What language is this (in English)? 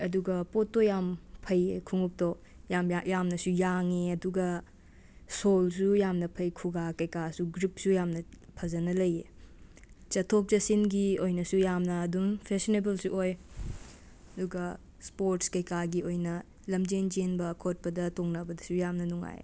Manipuri